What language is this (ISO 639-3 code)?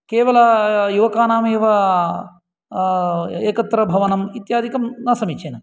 san